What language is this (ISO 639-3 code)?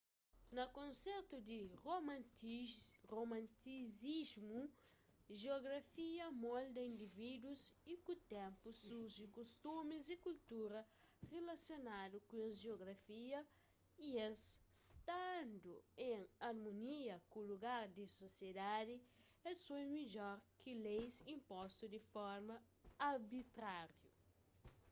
kea